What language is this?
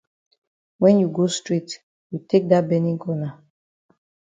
Cameroon Pidgin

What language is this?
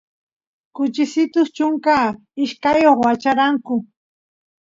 Santiago del Estero Quichua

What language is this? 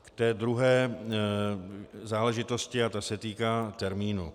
Czech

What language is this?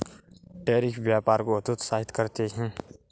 Hindi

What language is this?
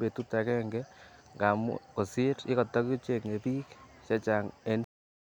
Kalenjin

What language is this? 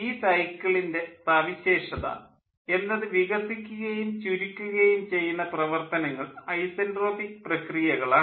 Malayalam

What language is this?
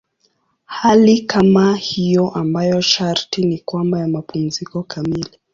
Swahili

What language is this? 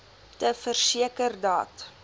Afrikaans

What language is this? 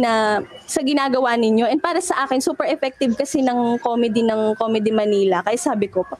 Filipino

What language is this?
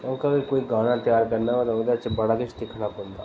Dogri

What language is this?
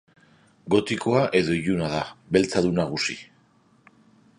Basque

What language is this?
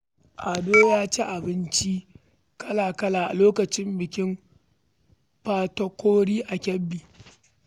Hausa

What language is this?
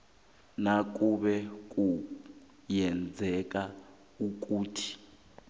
South Ndebele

